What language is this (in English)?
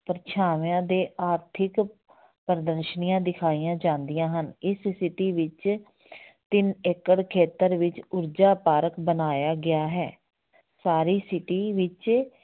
Punjabi